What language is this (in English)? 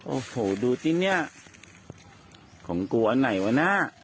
Thai